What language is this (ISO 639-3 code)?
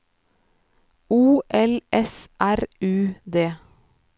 nor